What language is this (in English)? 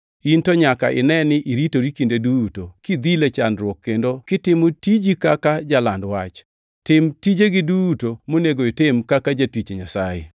Luo (Kenya and Tanzania)